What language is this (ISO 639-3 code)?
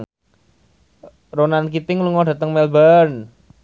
jav